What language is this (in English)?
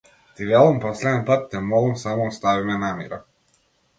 Macedonian